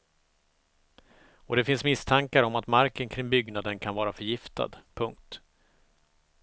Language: Swedish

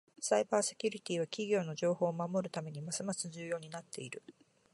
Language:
Japanese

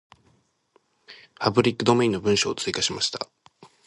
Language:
Japanese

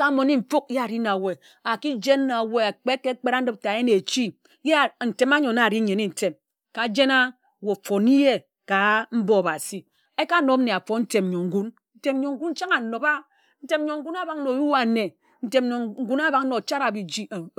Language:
Ejagham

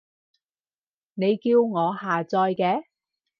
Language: Cantonese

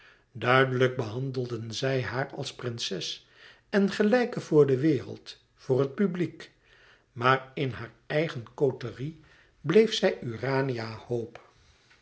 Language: Dutch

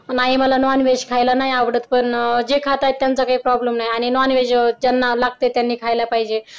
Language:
Marathi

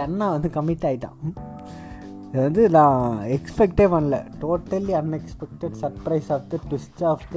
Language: Tamil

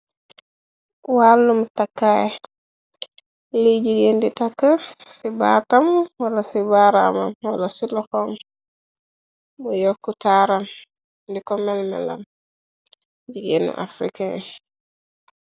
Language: Wolof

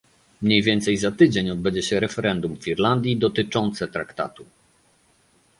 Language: Polish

